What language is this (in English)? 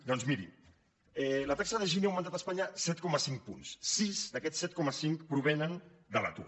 Catalan